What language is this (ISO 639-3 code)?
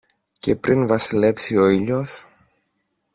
ell